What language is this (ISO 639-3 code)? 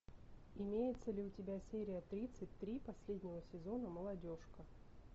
rus